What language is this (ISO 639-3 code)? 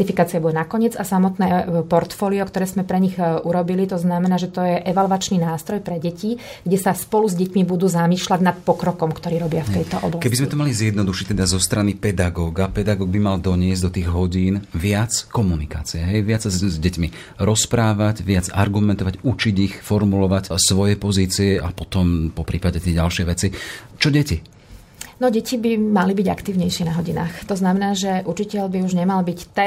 slk